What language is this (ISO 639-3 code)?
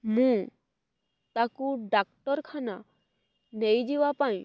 ori